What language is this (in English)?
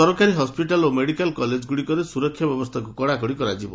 Odia